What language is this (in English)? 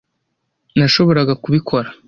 Kinyarwanda